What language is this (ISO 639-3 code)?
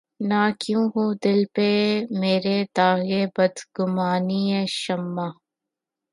urd